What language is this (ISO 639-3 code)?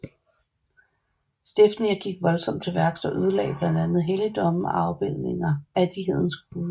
dan